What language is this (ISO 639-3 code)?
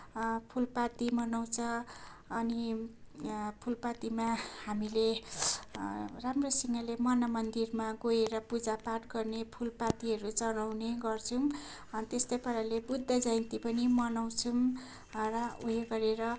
nep